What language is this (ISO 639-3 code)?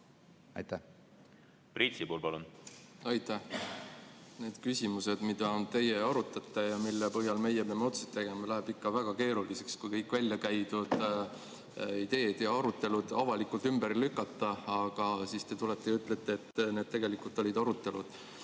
est